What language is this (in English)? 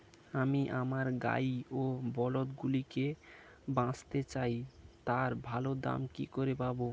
Bangla